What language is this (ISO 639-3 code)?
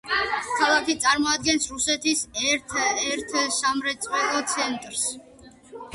kat